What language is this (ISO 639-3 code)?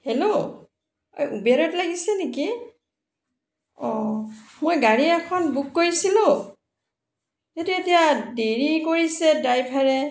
asm